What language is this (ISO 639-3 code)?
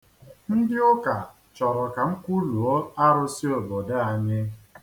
ibo